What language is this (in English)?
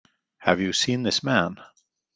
Icelandic